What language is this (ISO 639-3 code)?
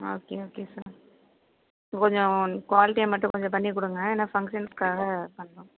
tam